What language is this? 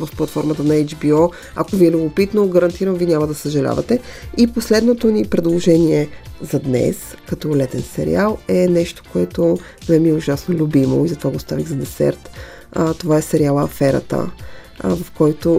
Bulgarian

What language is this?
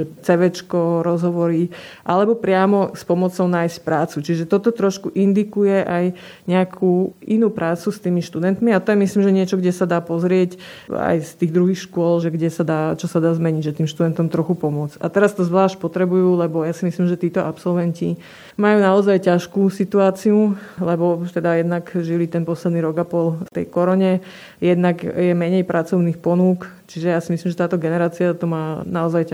Slovak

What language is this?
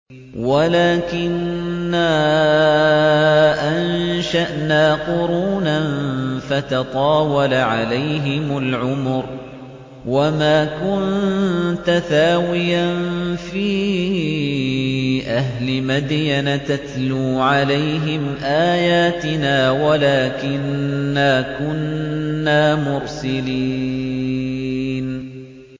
Arabic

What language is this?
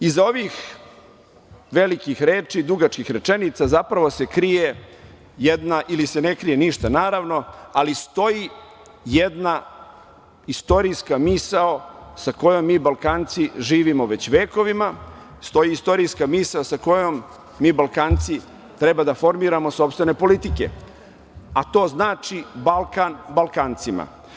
Serbian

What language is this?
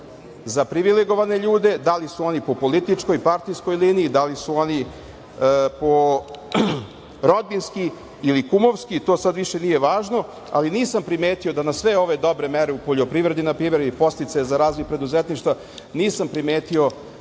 Serbian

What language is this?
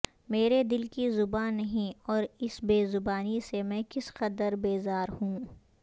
Urdu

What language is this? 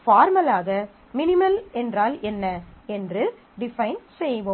Tamil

